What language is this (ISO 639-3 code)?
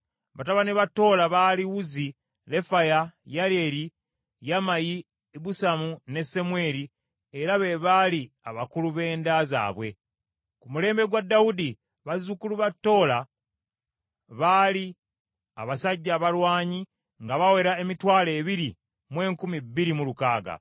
lug